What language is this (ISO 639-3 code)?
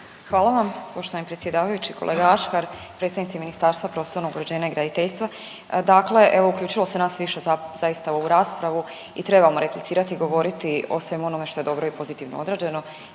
hrv